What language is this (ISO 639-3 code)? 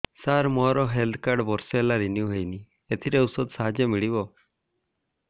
ori